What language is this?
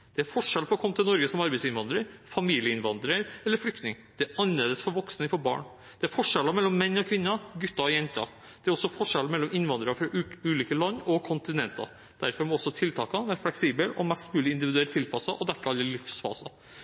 Norwegian Bokmål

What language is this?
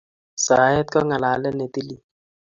Kalenjin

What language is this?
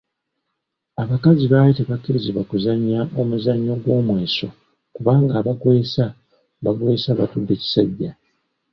Ganda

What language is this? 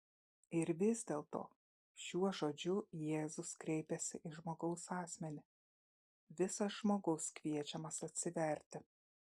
Lithuanian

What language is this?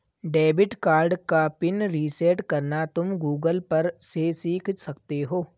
Hindi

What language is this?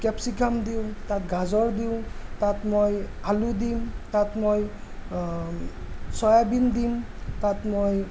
Assamese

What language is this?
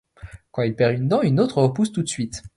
French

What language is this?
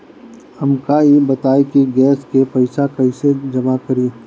Bhojpuri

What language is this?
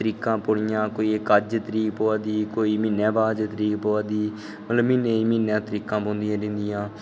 Dogri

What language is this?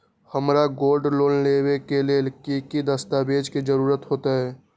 Magahi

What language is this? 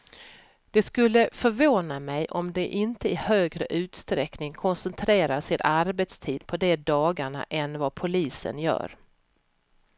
Swedish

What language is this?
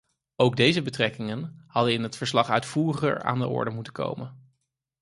Dutch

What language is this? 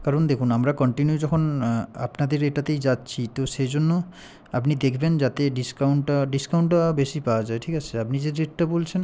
Bangla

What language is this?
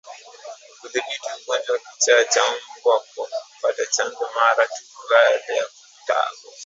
Swahili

